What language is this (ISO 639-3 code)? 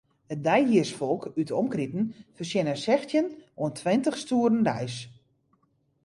fry